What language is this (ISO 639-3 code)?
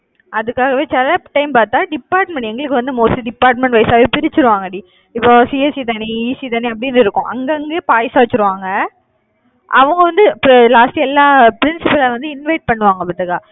tam